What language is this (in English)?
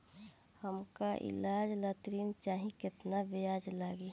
Bhojpuri